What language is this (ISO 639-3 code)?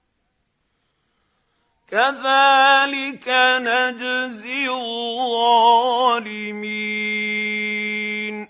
ara